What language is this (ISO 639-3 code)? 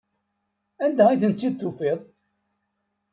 kab